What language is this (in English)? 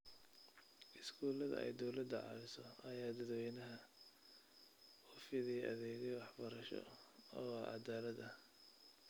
Somali